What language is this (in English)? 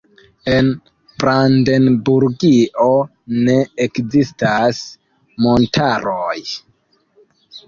Esperanto